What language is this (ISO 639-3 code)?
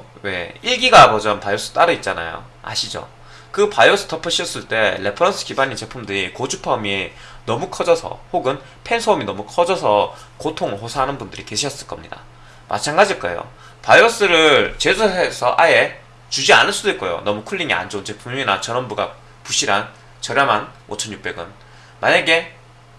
kor